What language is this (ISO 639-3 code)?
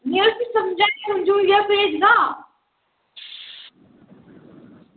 doi